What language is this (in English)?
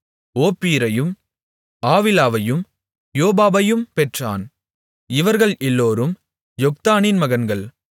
Tamil